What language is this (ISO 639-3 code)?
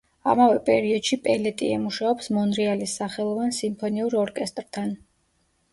kat